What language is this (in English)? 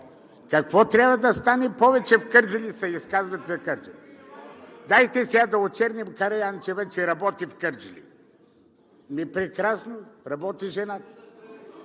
Bulgarian